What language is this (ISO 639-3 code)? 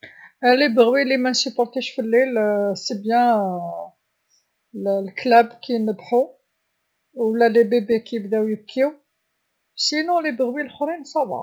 arq